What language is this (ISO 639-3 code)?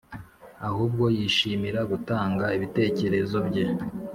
kin